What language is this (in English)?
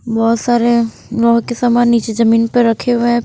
Hindi